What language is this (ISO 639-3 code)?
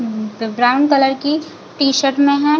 hin